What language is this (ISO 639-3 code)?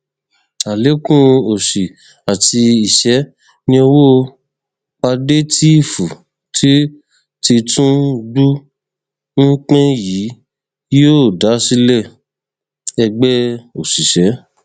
yor